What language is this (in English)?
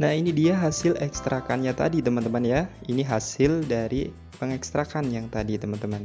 Indonesian